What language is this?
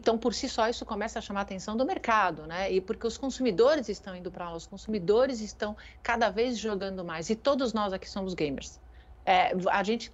Portuguese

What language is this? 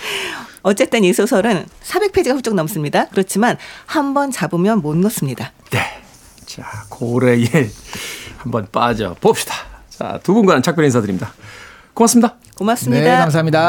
Korean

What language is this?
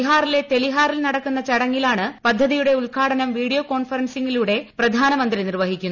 Malayalam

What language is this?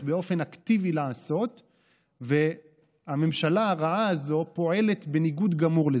Hebrew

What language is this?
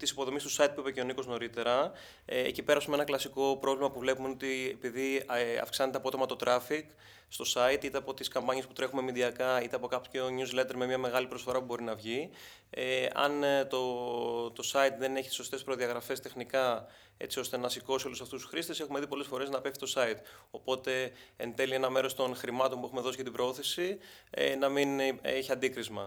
Greek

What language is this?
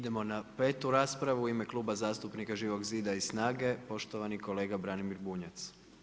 Croatian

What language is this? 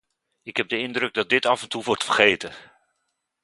Dutch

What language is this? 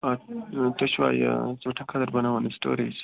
Kashmiri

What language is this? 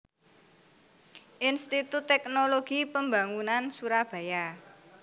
Javanese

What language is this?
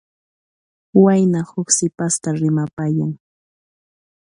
Puno Quechua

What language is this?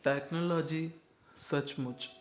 Sindhi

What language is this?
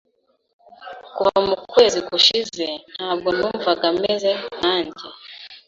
Kinyarwanda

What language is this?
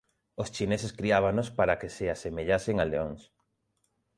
Galician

